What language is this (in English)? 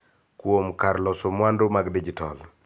Luo (Kenya and Tanzania)